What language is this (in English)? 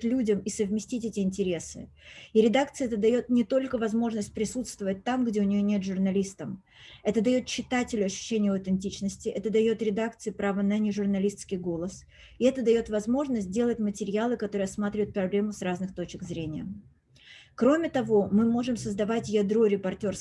Russian